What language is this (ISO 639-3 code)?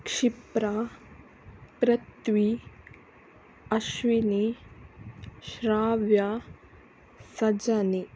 kan